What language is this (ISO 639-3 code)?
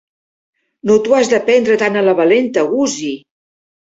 cat